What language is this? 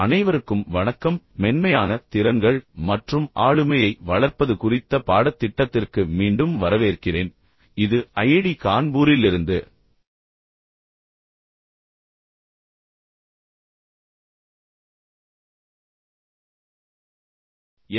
Tamil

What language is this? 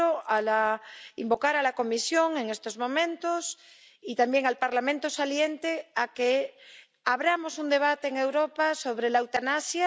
Spanish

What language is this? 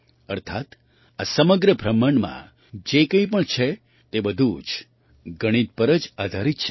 Gujarati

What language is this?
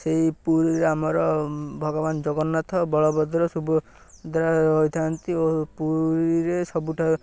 Odia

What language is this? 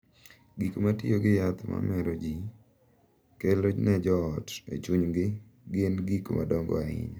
Luo (Kenya and Tanzania)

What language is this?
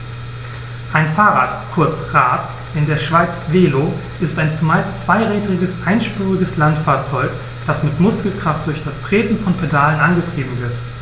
German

